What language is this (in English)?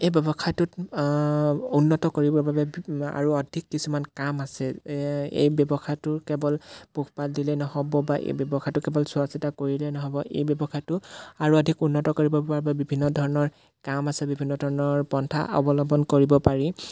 Assamese